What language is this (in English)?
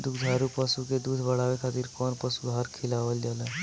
Bhojpuri